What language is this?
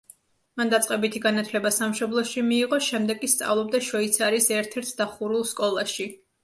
Georgian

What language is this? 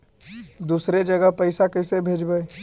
Magahi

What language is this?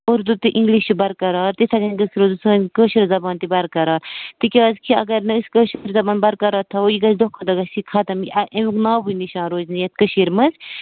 Kashmiri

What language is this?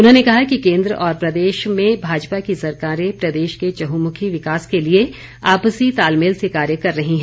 Hindi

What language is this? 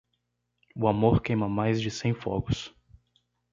Portuguese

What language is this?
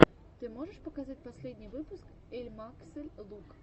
Russian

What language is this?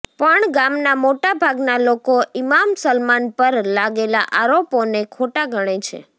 Gujarati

